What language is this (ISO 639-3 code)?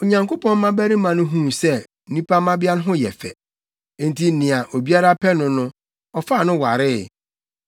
aka